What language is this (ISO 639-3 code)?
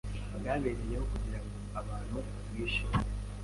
kin